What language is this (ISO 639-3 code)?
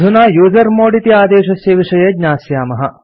san